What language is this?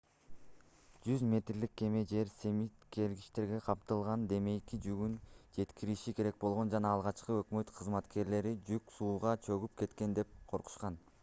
Kyrgyz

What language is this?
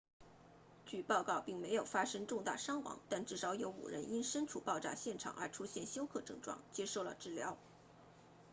Chinese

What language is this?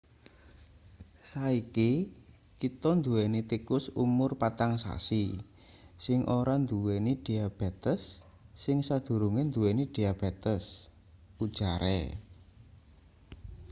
Javanese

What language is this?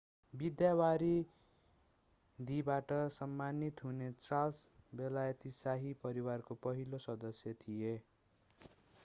Nepali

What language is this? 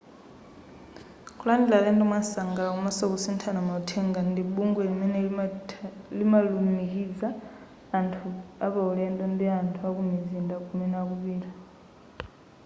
Nyanja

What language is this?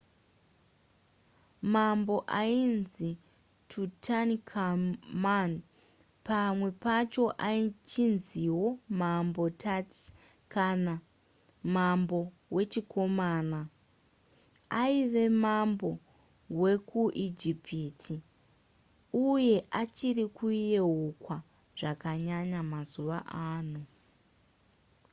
Shona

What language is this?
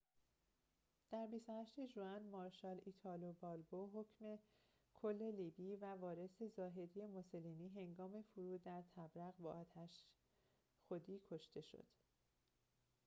Persian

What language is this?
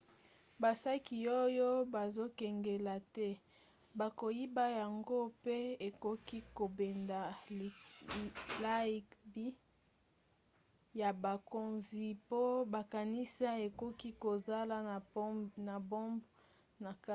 Lingala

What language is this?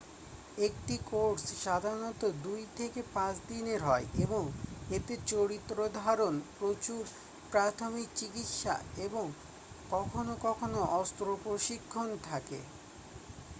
Bangla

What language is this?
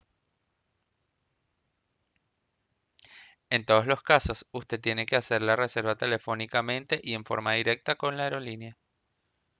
Spanish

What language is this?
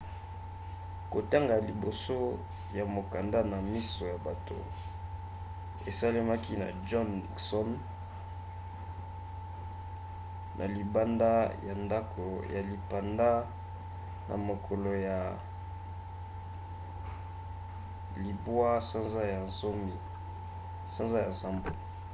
Lingala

